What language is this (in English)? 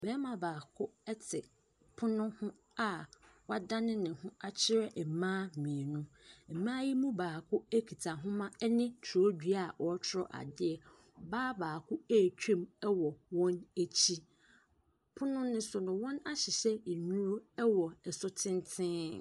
Akan